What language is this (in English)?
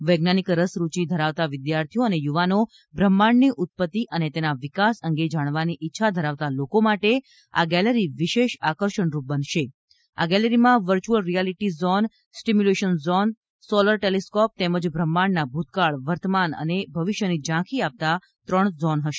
Gujarati